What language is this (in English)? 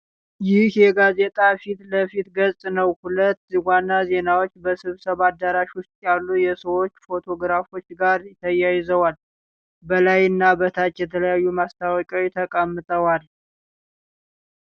Amharic